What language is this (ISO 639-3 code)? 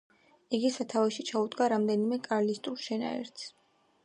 kat